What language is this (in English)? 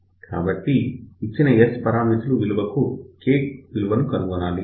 Telugu